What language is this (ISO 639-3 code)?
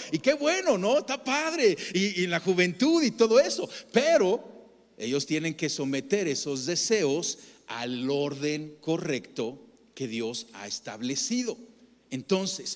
spa